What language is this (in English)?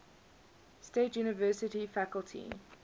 English